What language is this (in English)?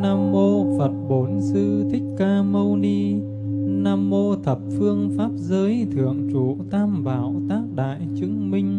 Vietnamese